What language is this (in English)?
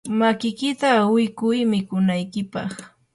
Yanahuanca Pasco Quechua